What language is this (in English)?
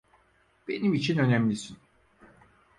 Turkish